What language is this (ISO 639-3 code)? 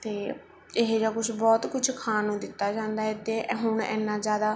pan